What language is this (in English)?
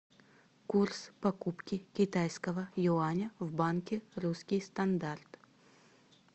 Russian